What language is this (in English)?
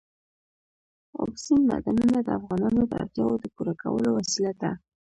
Pashto